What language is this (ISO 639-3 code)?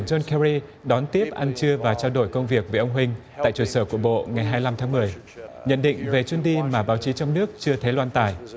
vie